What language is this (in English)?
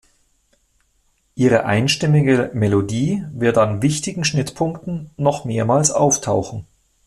German